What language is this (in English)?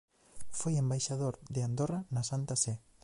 Galician